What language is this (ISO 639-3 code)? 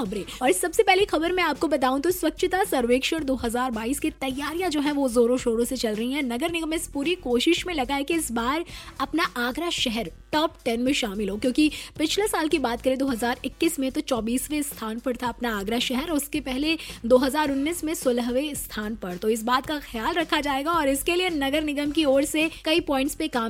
hin